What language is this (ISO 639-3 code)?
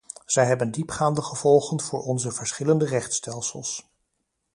nld